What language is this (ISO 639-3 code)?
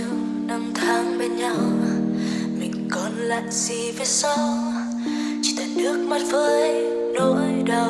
vie